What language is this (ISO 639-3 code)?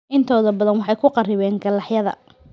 som